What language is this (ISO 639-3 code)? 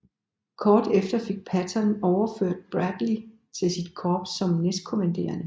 dan